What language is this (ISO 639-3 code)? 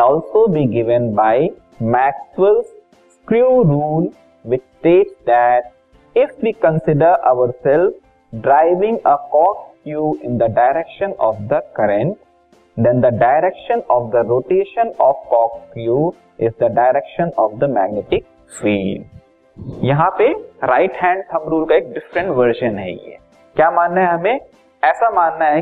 hin